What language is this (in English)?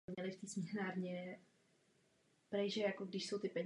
Czech